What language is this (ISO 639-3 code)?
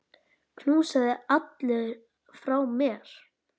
isl